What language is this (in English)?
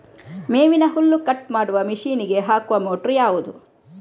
Kannada